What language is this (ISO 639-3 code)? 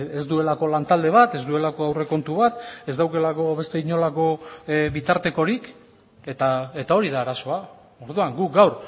eus